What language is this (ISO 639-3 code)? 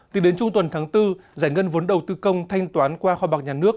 vie